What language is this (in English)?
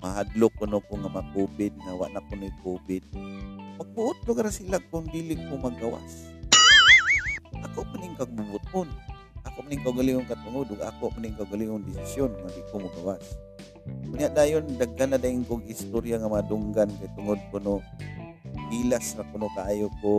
Filipino